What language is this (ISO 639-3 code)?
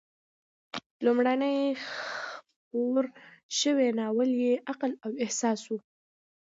pus